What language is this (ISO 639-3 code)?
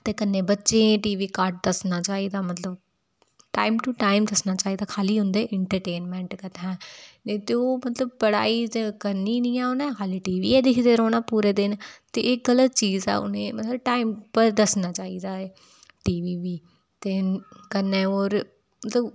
doi